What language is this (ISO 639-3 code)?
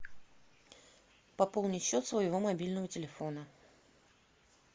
rus